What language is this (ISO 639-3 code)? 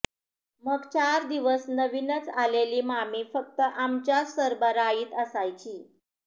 mar